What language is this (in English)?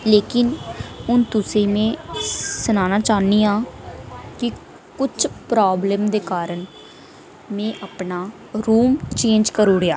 Dogri